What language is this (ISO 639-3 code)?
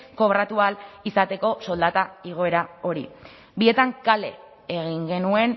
eus